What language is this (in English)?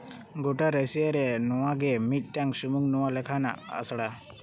Santali